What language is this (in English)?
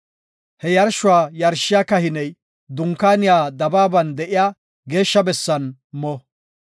Gofa